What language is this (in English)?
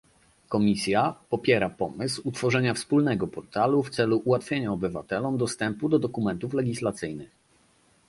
Polish